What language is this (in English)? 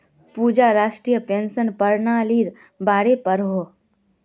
Magahi